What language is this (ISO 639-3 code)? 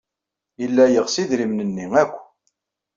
kab